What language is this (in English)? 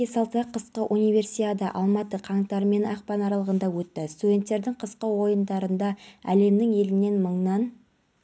Kazakh